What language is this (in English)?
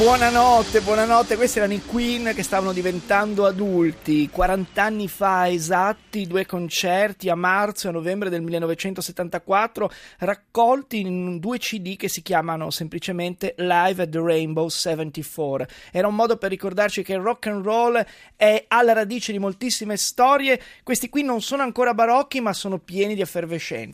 Italian